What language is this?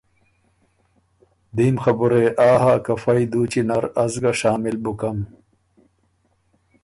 Ormuri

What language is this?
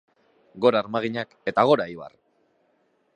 Basque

